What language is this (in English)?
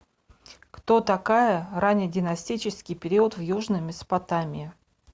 Russian